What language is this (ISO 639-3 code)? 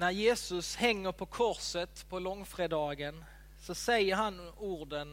swe